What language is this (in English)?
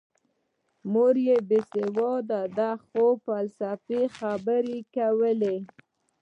Pashto